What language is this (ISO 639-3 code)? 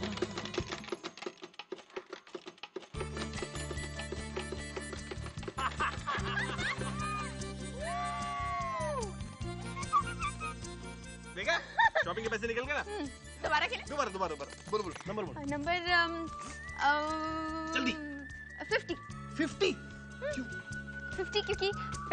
hin